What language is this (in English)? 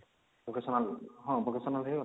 Odia